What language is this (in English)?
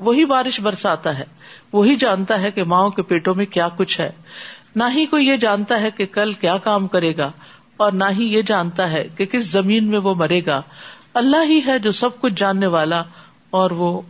Urdu